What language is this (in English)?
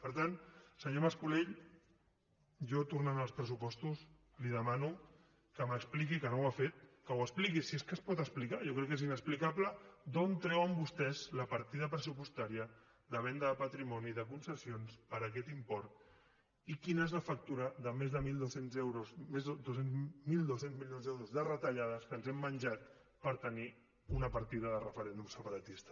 Catalan